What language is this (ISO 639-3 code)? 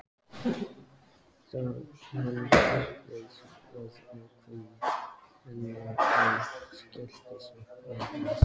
isl